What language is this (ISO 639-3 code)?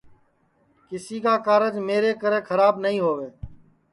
ssi